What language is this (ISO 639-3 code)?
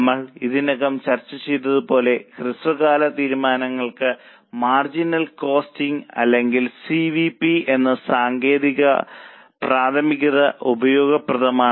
mal